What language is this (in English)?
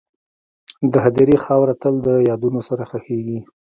Pashto